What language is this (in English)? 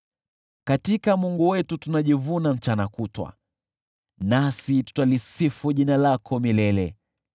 Swahili